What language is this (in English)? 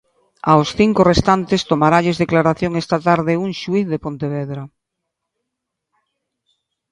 Galician